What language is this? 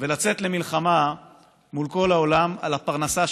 Hebrew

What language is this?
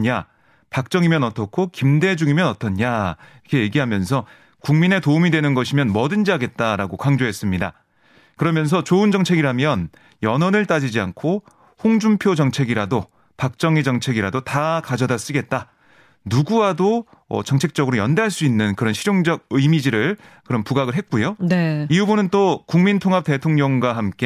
Korean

